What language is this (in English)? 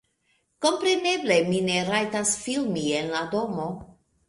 Esperanto